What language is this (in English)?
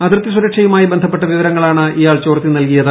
Malayalam